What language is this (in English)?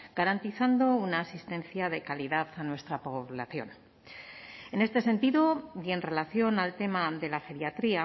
Spanish